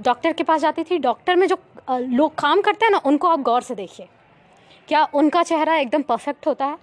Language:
Hindi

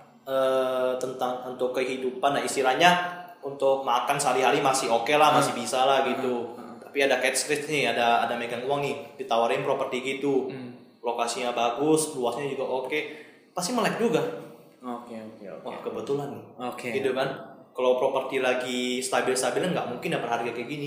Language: Indonesian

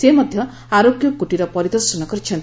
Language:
Odia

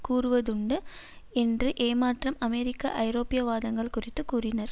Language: Tamil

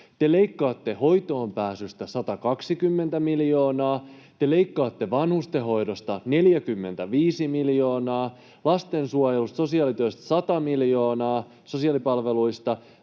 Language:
Finnish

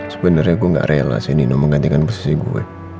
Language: Indonesian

